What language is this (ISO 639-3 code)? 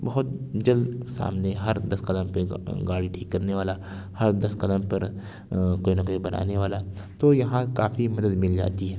urd